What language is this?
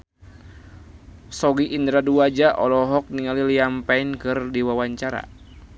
Sundanese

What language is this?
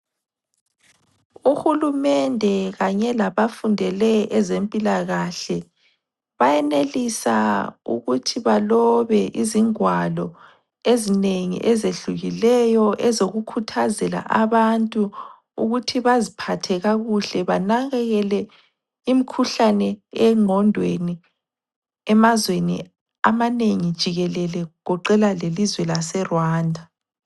North Ndebele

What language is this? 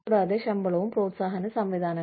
Malayalam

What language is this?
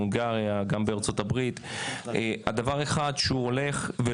Hebrew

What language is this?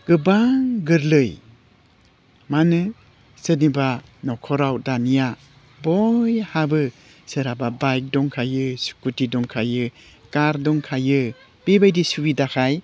Bodo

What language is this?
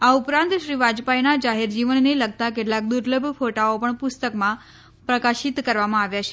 Gujarati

